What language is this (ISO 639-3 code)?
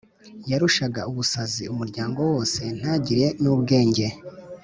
kin